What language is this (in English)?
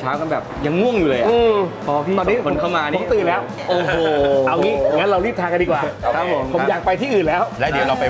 Thai